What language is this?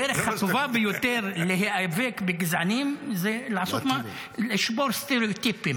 Hebrew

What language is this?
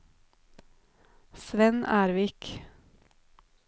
Norwegian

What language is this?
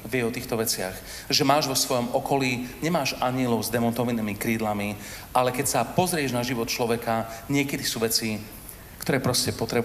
Slovak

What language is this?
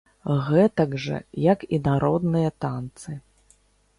Belarusian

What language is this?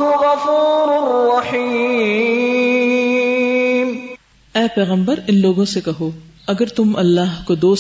Urdu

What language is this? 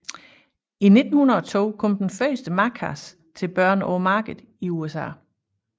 Danish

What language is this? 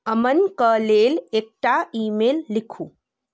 Maithili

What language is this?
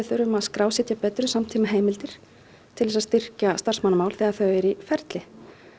Icelandic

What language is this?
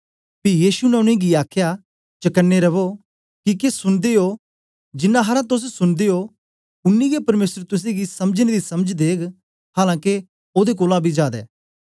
Dogri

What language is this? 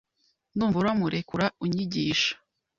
Kinyarwanda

